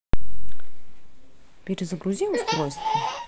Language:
Russian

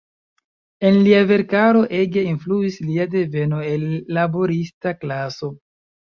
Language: Esperanto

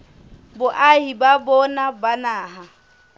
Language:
Southern Sotho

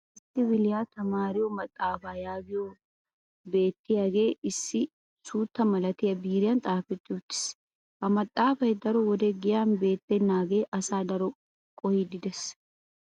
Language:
Wolaytta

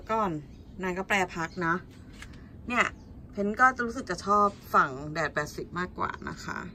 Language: Thai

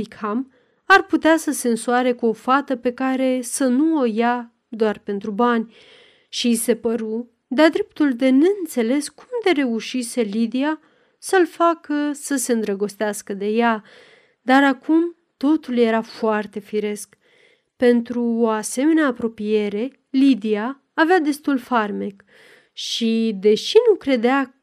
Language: Romanian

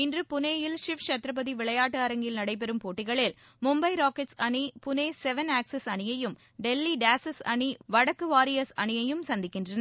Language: Tamil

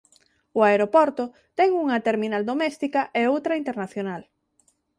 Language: Galician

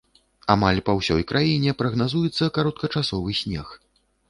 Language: Belarusian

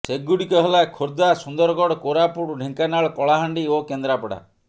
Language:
Odia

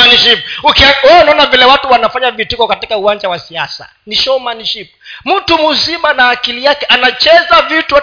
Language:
Swahili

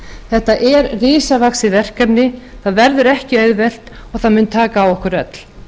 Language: Icelandic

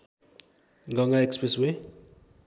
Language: Nepali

